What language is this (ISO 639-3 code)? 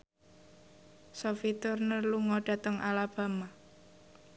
jav